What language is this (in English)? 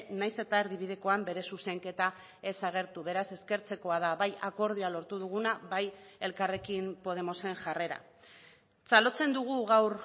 Basque